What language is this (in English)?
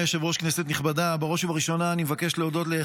Hebrew